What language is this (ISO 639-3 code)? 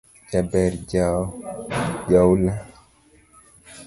luo